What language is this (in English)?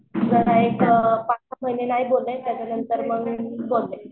Marathi